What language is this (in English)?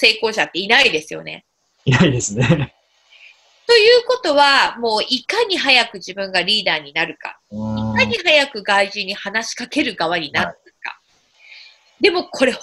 Japanese